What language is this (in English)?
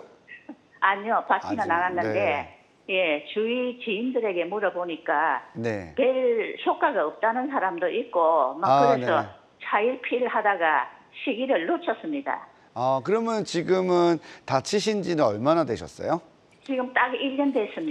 Korean